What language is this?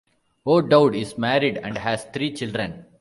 English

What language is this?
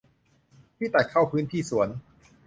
Thai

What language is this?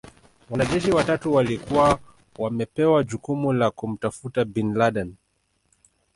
Swahili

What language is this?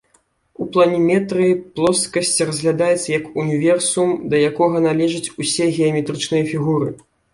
Belarusian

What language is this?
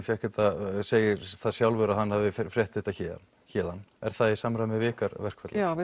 Icelandic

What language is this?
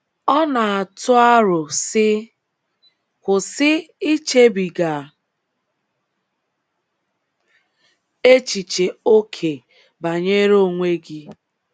Igbo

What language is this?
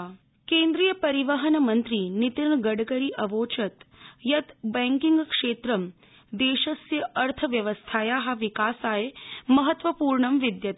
Sanskrit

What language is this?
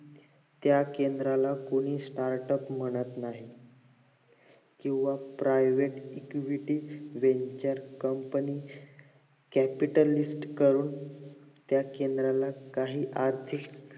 Marathi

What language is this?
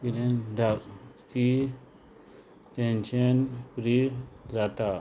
Konkani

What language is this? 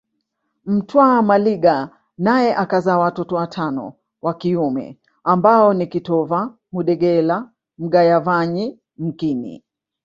Swahili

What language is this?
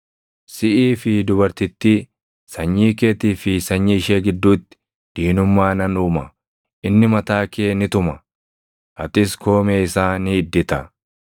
Oromo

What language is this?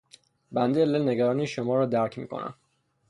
Persian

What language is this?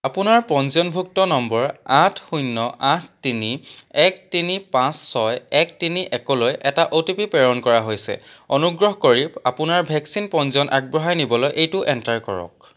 Assamese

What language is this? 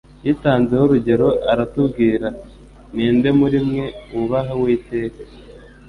Kinyarwanda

